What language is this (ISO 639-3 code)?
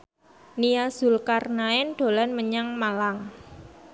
jav